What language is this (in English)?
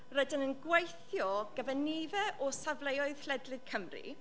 Welsh